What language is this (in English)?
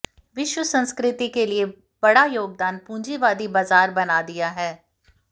Hindi